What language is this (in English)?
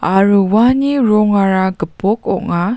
Garo